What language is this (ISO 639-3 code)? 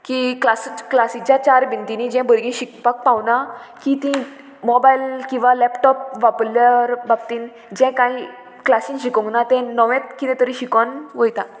kok